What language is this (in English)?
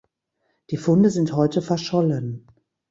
German